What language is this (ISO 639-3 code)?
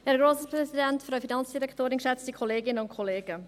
gsw